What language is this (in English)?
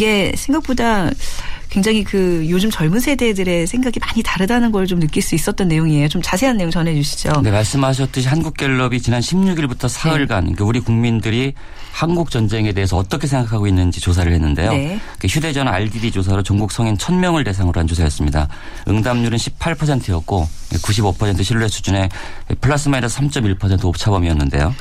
Korean